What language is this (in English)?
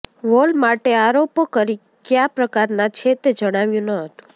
Gujarati